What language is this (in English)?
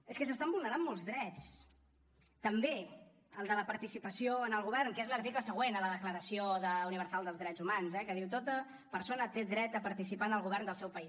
Catalan